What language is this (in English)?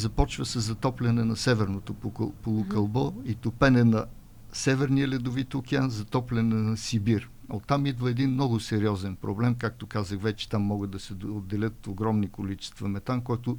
Bulgarian